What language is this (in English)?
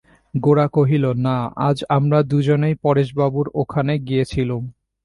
Bangla